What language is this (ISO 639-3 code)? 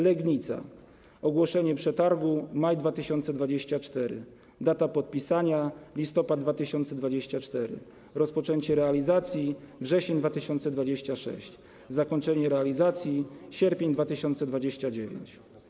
pol